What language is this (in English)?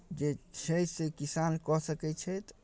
Maithili